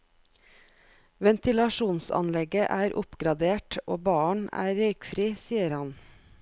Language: Norwegian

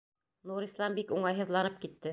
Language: Bashkir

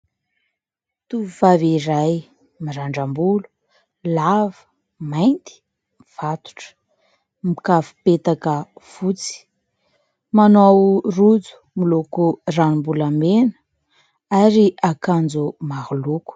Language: Malagasy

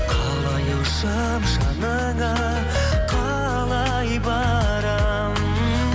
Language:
Kazakh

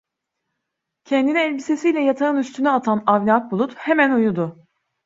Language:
Turkish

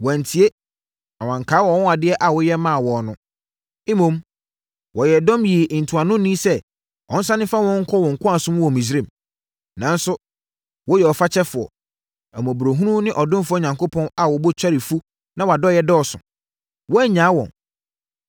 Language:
Akan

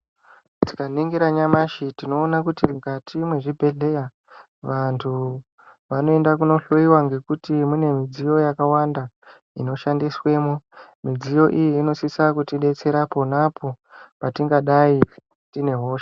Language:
Ndau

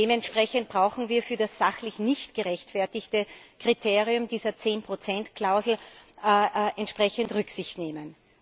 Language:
German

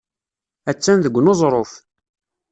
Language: Kabyle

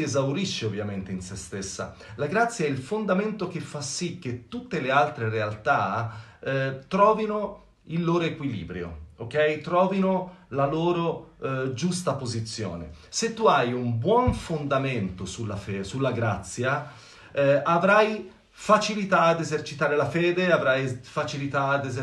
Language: Italian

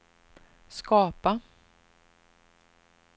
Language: Swedish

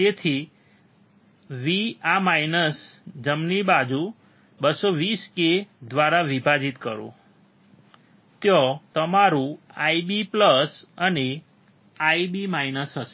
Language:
Gujarati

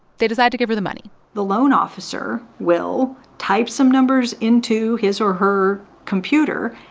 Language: English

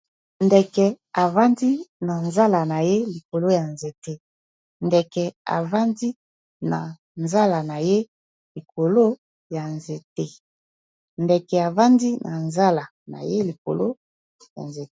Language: Lingala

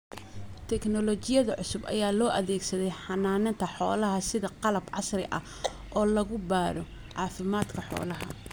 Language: Somali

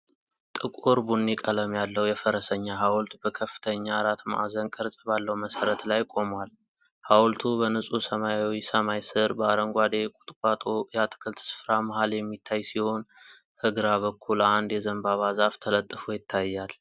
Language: Amharic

